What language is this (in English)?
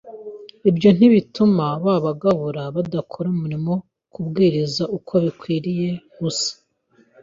Kinyarwanda